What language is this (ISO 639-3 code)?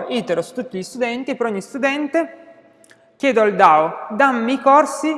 ita